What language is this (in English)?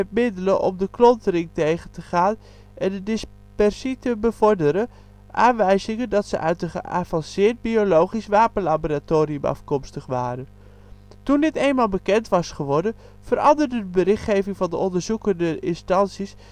Dutch